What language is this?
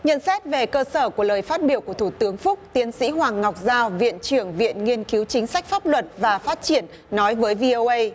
Vietnamese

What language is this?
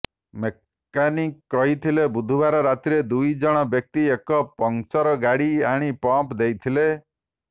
Odia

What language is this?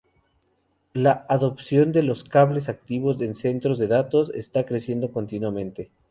Spanish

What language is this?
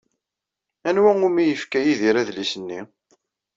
Kabyle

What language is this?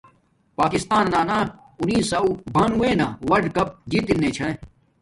Domaaki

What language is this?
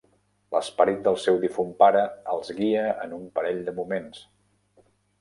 Catalan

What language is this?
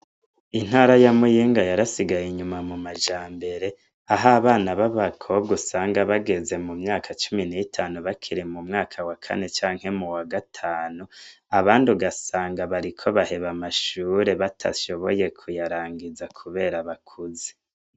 Rundi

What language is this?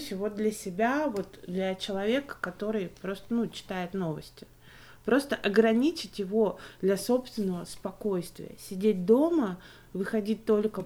Russian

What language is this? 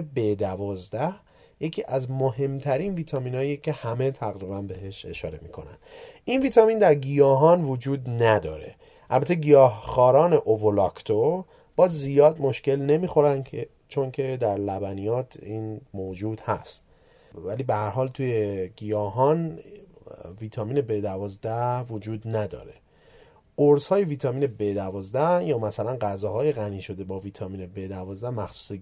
Persian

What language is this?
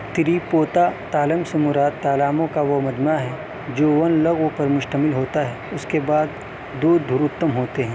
Urdu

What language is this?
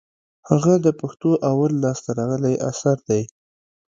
Pashto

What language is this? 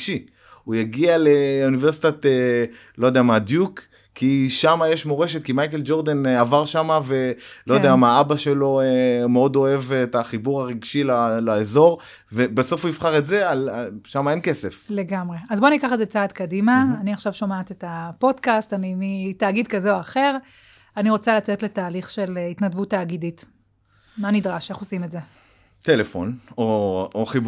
Hebrew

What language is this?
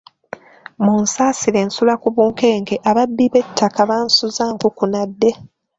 Ganda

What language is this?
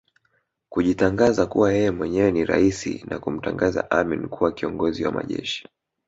Swahili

